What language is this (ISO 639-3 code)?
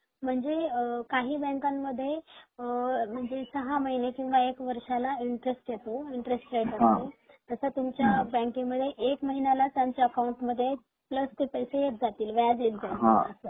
mar